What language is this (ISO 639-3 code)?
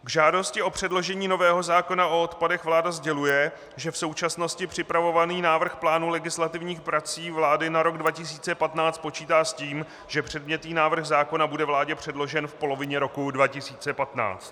ces